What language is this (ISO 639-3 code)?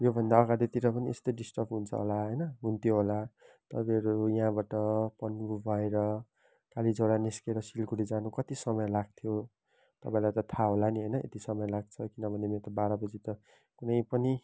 nep